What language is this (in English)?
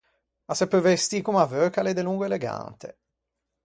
Ligurian